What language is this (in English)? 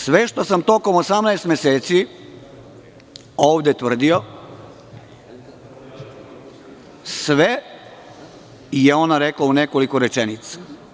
Serbian